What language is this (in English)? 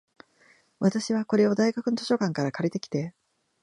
Japanese